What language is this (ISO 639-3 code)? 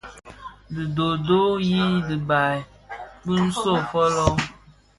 ksf